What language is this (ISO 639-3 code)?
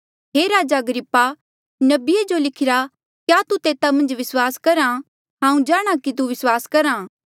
mjl